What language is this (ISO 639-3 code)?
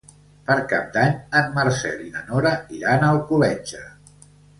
cat